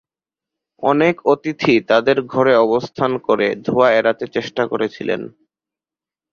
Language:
Bangla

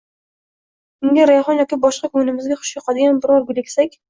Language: Uzbek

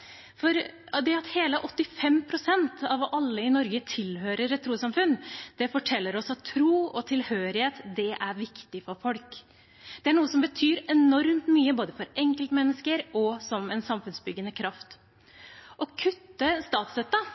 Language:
Norwegian Bokmål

